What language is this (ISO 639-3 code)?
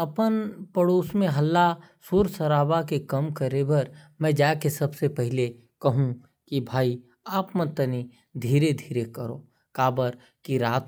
kfp